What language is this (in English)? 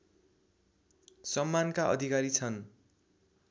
Nepali